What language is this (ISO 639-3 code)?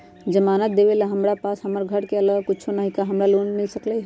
mag